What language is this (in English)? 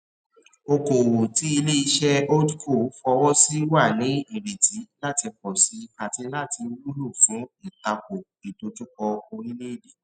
Yoruba